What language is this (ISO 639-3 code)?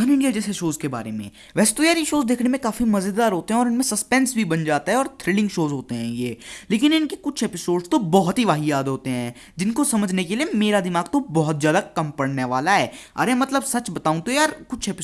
hin